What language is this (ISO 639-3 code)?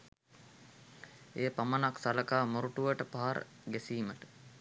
sin